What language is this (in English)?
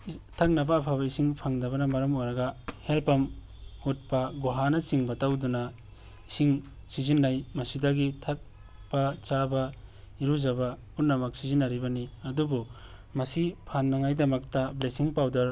Manipuri